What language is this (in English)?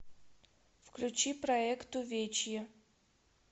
Russian